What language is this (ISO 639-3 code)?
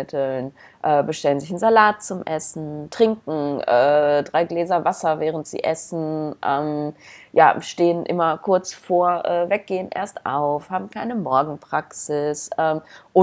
deu